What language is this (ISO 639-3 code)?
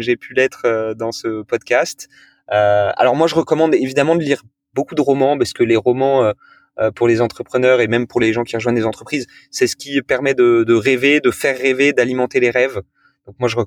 fra